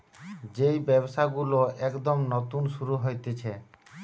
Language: Bangla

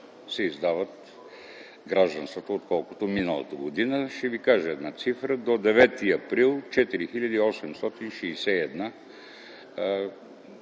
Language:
Bulgarian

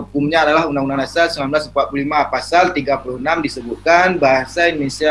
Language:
Indonesian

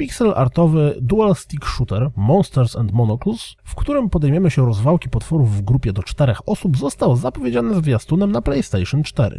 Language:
Polish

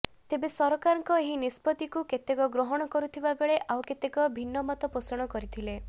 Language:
Odia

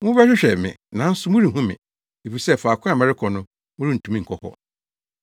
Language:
Akan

